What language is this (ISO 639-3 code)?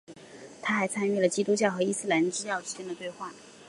zho